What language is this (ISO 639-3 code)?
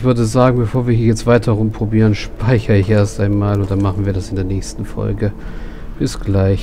deu